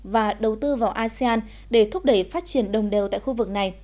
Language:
Vietnamese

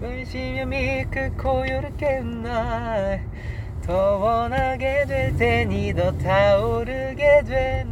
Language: Korean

